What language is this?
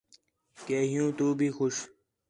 Khetrani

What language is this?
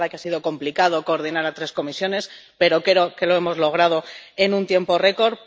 Spanish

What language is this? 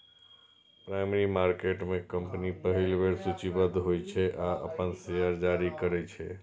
Maithili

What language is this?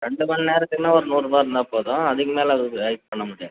Tamil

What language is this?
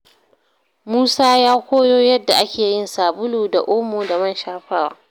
Hausa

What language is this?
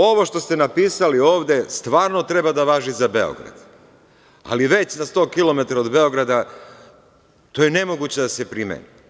Serbian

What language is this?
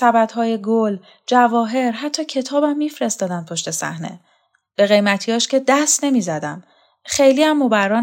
Persian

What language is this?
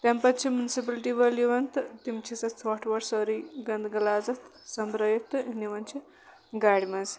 Kashmiri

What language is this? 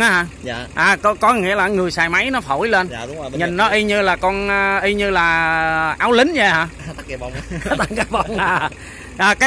Vietnamese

